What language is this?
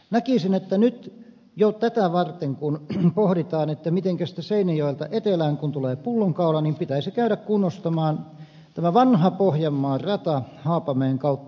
Finnish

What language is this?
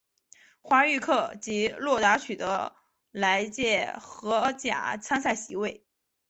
Chinese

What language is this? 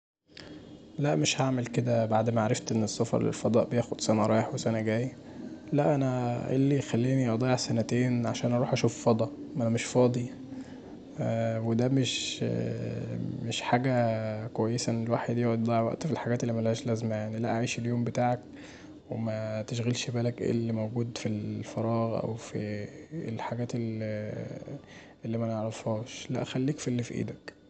Egyptian Arabic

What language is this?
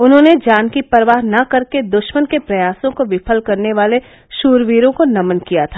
Hindi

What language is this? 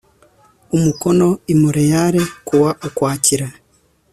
Kinyarwanda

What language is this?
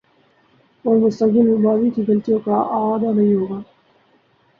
Urdu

